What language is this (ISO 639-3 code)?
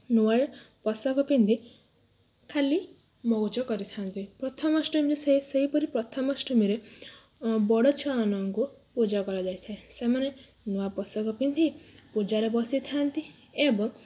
ori